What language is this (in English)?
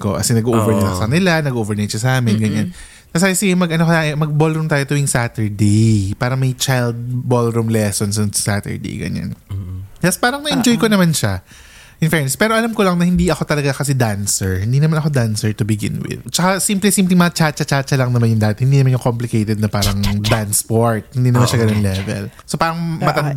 Filipino